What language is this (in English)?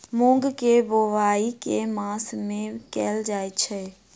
Maithili